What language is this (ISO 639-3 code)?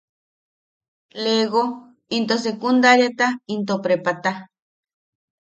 yaq